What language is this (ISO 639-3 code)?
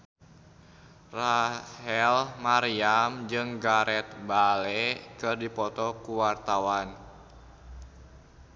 sun